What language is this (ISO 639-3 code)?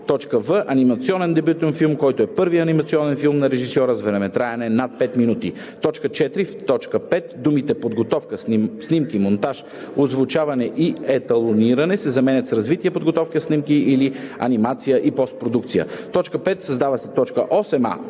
bul